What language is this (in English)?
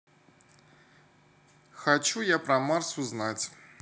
Russian